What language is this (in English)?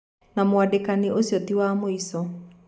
Kikuyu